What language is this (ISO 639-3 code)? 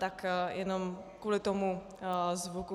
ces